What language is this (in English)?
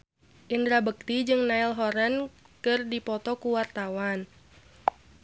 Sundanese